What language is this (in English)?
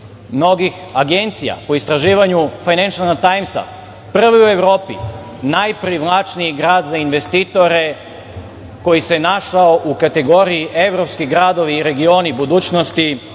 Serbian